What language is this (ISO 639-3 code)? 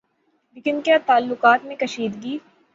urd